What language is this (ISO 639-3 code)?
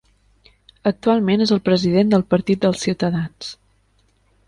cat